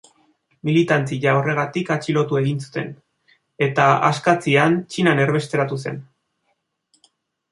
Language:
Basque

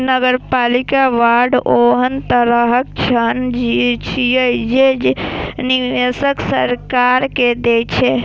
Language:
Maithili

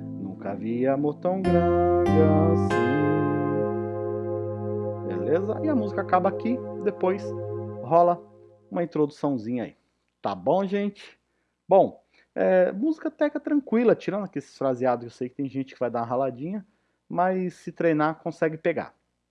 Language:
Portuguese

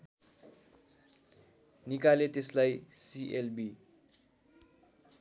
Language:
Nepali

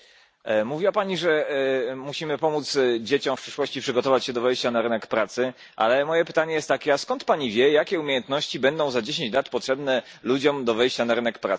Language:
Polish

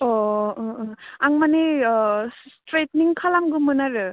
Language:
Bodo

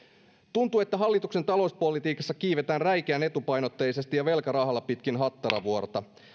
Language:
Finnish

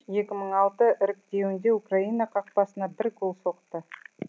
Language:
Kazakh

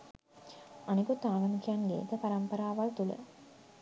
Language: Sinhala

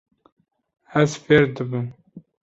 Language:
Kurdish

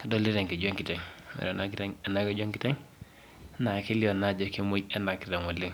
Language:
Masai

